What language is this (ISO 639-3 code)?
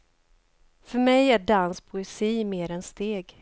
swe